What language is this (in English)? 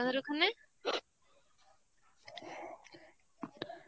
Bangla